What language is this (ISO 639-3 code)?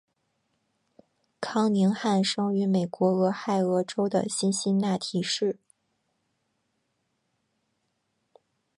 zho